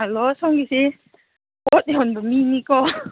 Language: Manipuri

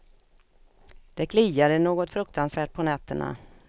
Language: Swedish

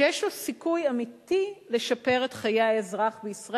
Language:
Hebrew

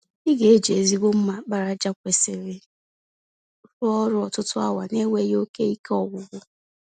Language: Igbo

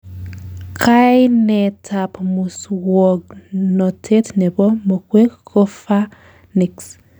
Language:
Kalenjin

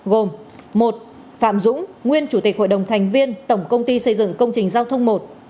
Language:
Vietnamese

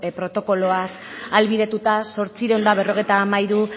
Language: Basque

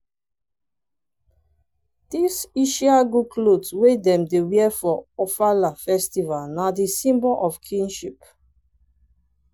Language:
Nigerian Pidgin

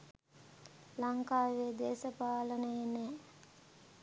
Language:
Sinhala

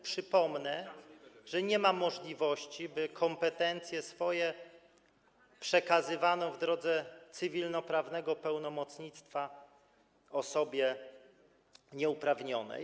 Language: Polish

